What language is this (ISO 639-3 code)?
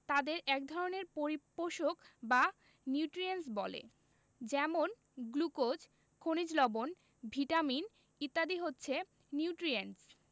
ben